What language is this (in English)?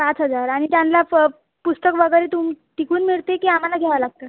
Marathi